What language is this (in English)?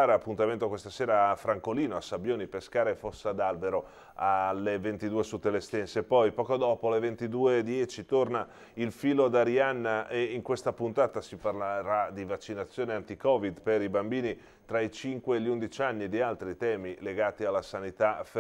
Italian